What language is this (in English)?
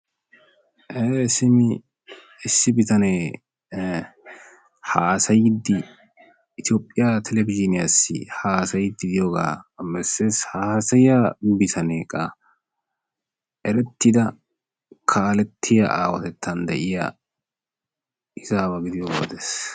Wolaytta